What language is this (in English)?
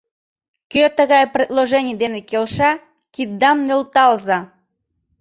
Mari